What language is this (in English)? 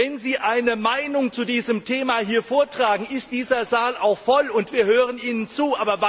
German